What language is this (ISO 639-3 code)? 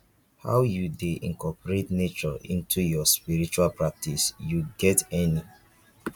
pcm